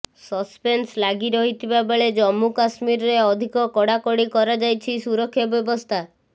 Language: Odia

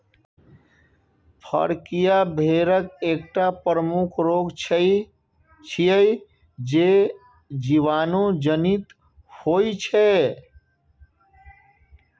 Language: Maithili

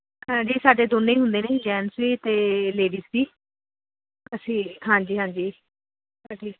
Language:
Punjabi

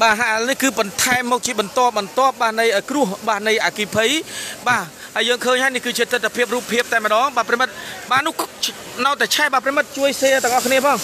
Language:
Thai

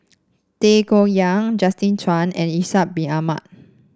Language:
English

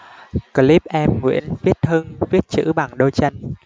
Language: Vietnamese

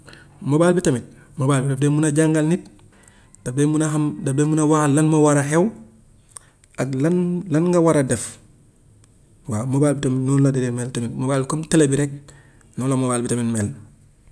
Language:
Gambian Wolof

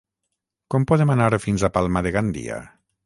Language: Catalan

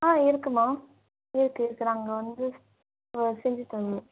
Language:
Tamil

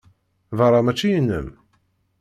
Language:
Kabyle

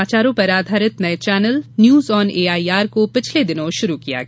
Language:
Hindi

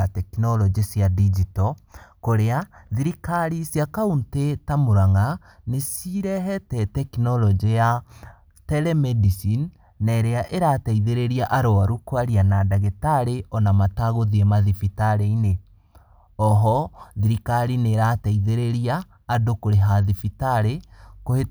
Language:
Kikuyu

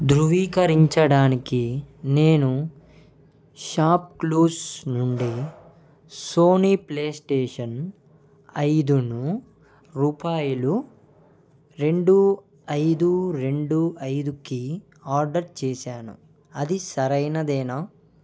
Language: Telugu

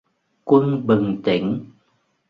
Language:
Vietnamese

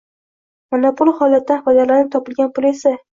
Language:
Uzbek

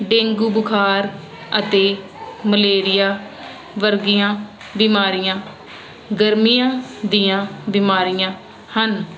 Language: Punjabi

